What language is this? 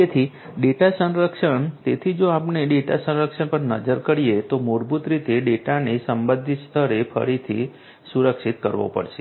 Gujarati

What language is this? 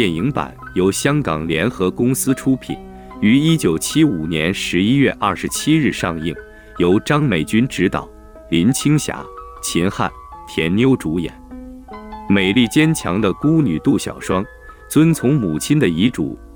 Chinese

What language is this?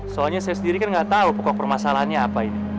Indonesian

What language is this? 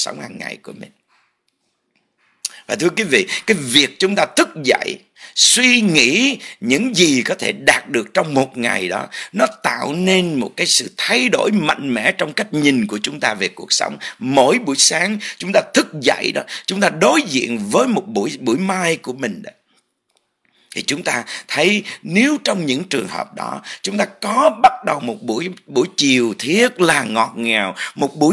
Vietnamese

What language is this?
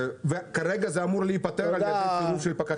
Hebrew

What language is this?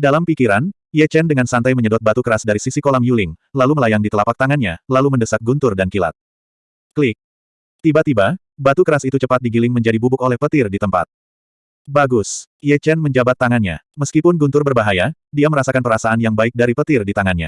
Indonesian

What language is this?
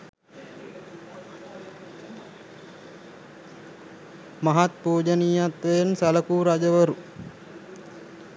Sinhala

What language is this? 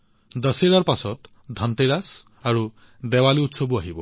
Assamese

